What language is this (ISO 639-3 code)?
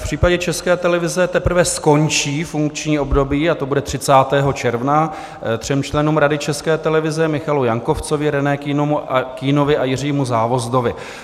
ces